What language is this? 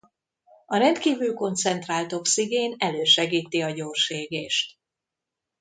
Hungarian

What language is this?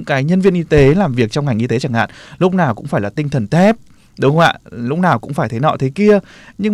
Vietnamese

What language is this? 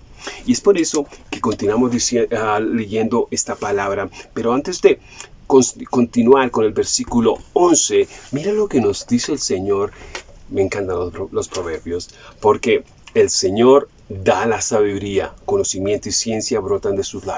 Spanish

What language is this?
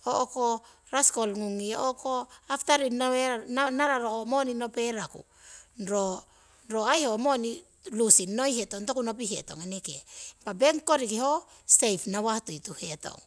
Siwai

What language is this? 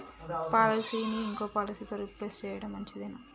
Telugu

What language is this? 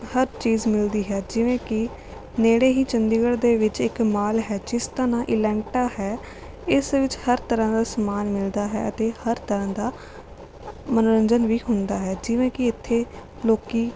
Punjabi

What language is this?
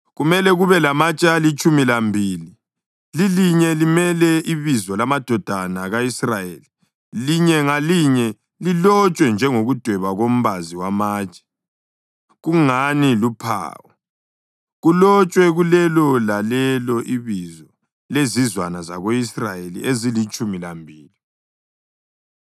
North Ndebele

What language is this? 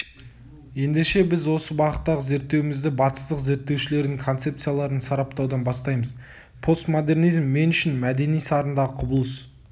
Kazakh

